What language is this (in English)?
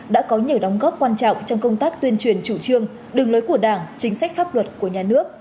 Vietnamese